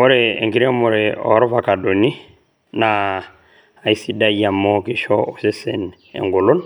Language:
Masai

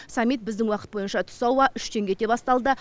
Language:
Kazakh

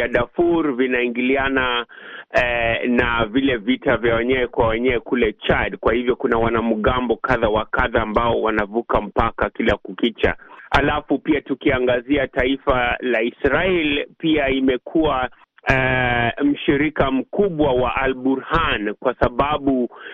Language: Swahili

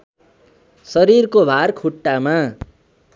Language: Nepali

